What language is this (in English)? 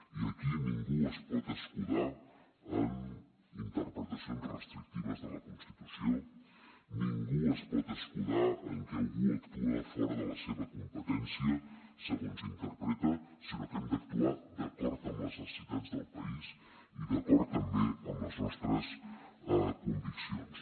Catalan